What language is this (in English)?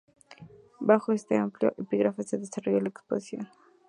Spanish